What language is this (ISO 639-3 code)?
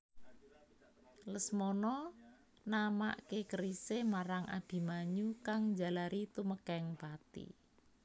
jav